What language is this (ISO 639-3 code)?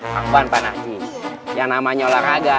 ind